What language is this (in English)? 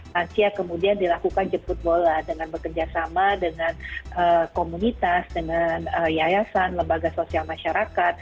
Indonesian